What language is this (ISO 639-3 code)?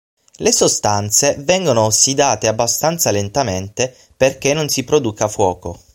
ita